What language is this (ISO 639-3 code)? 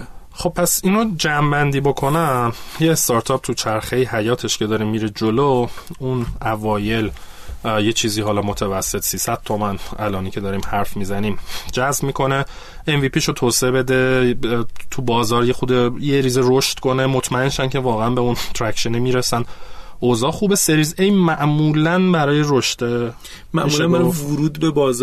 fas